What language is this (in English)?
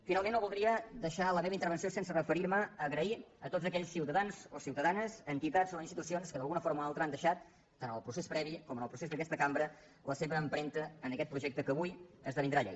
Catalan